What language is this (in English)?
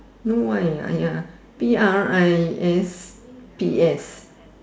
English